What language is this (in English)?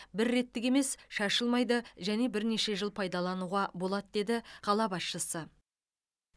Kazakh